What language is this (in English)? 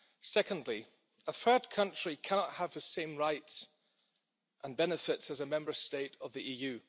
English